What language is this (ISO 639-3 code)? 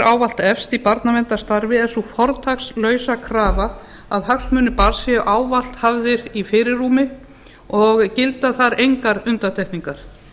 isl